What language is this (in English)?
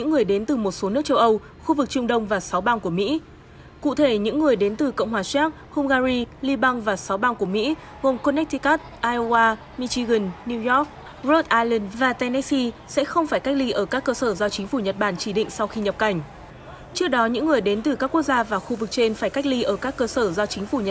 Vietnamese